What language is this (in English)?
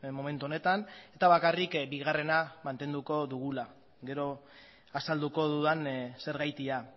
Basque